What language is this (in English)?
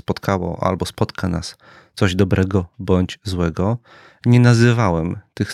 Polish